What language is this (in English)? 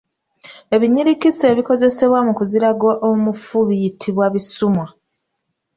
Ganda